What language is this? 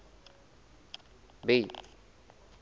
Southern Sotho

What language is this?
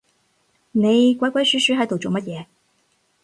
Cantonese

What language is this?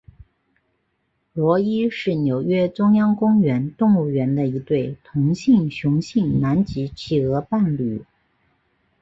Chinese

